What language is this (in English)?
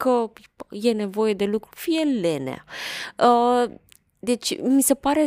Romanian